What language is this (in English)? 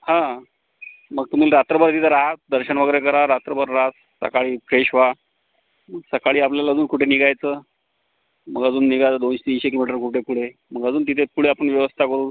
Marathi